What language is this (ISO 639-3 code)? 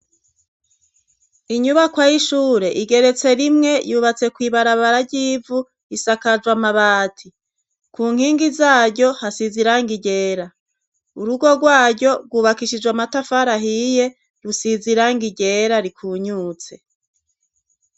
run